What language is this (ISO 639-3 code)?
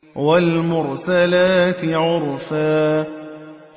ara